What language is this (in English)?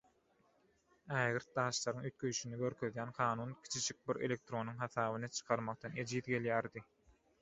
Turkmen